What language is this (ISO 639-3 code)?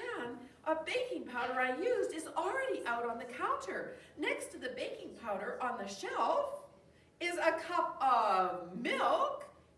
eng